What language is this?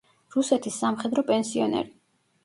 Georgian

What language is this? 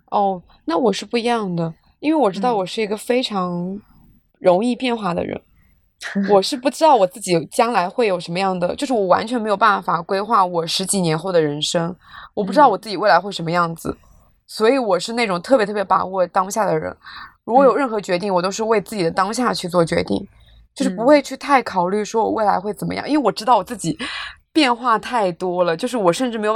Chinese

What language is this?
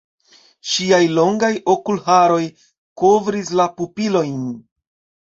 Esperanto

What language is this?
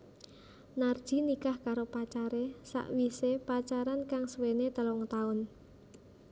Javanese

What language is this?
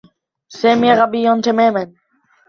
Arabic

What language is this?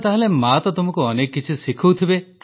Odia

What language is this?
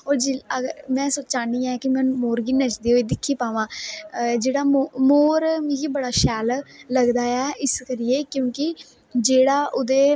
Dogri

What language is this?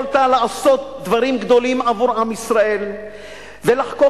Hebrew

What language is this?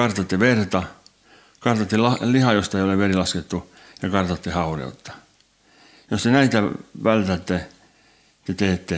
Finnish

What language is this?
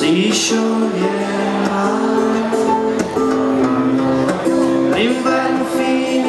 Italian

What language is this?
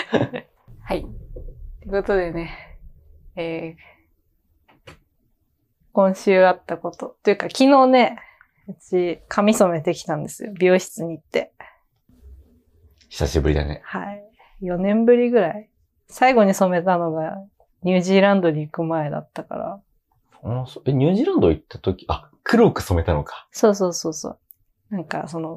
Japanese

